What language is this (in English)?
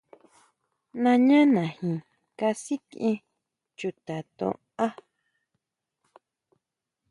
Huautla Mazatec